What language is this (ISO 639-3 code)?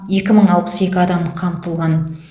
kaz